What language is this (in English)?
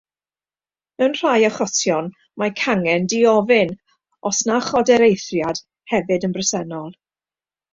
Welsh